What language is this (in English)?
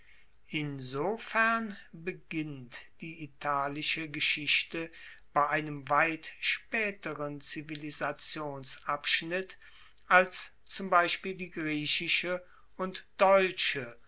German